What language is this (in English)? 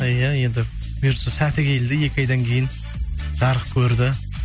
Kazakh